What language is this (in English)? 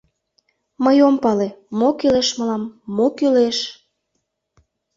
Mari